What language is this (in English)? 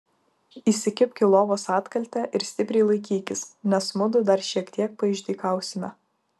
Lithuanian